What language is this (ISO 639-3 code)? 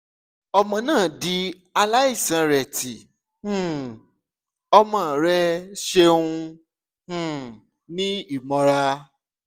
yor